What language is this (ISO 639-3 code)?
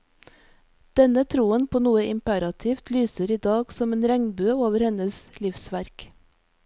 nor